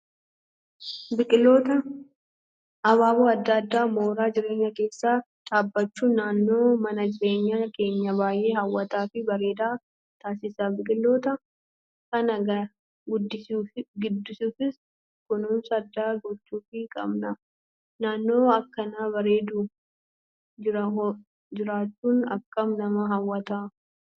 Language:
Oromo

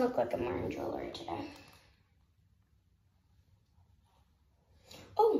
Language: English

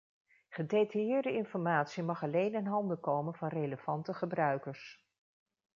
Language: Dutch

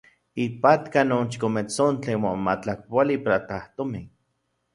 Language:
Central Puebla Nahuatl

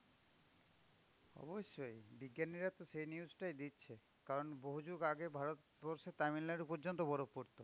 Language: Bangla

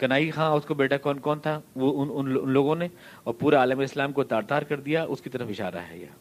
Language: Urdu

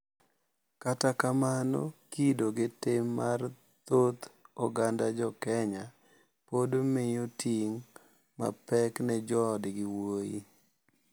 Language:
Luo (Kenya and Tanzania)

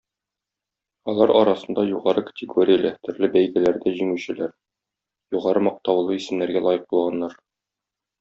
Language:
Tatar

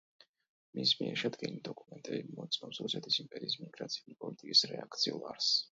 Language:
Georgian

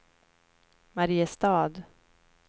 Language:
Swedish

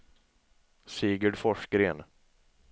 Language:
Swedish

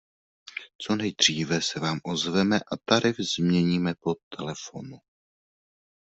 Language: Czech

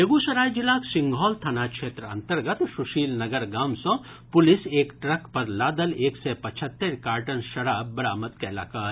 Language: Maithili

